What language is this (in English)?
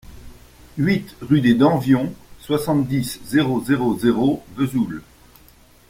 French